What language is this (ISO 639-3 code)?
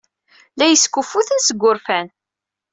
kab